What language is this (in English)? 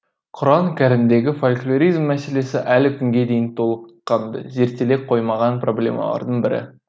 Kazakh